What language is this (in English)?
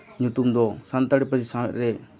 Santali